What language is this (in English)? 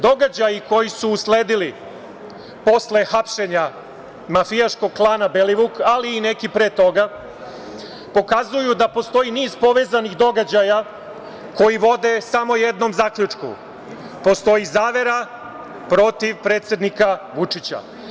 Serbian